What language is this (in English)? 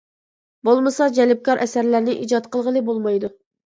Uyghur